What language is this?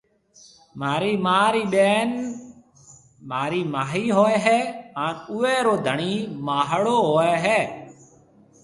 Marwari (Pakistan)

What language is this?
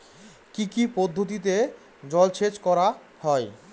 Bangla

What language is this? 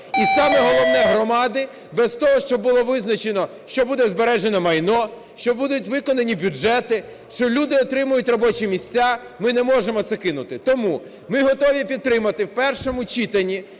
Ukrainian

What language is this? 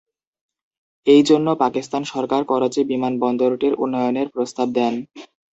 Bangla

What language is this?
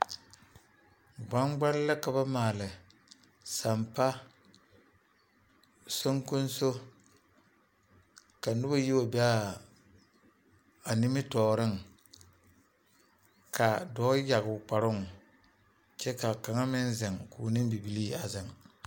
Southern Dagaare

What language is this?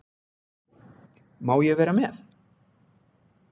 Icelandic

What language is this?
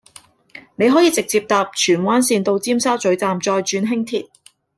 Cantonese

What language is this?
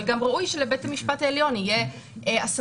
Hebrew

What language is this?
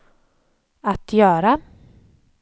Swedish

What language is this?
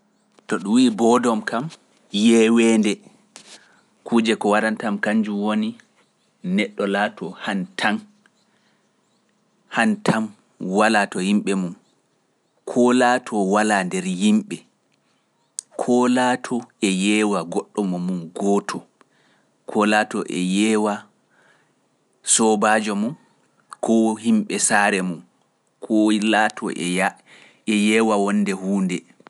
Pular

